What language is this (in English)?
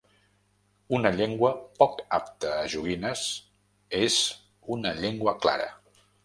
Catalan